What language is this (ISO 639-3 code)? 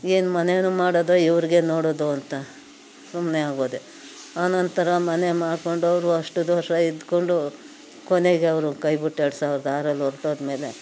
kan